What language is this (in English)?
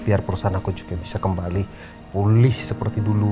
Indonesian